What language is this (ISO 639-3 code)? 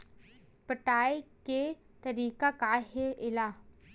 hne